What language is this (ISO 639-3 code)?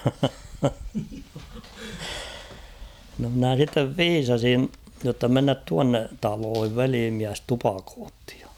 fin